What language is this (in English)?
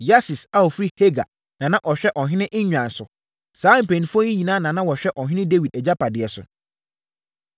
Akan